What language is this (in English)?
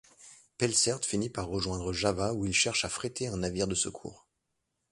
French